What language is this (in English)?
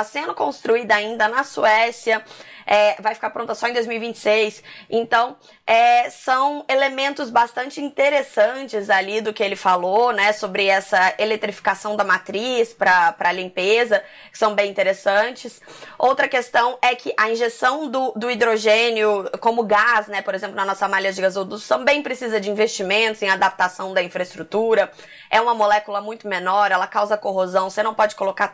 Portuguese